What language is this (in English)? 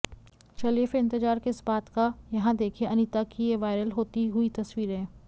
Hindi